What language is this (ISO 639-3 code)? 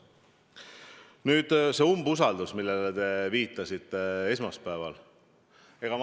est